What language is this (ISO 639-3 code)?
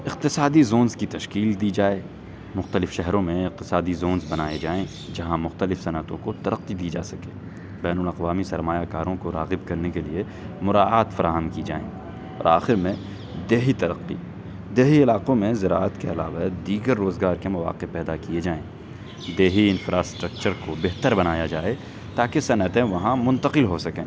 urd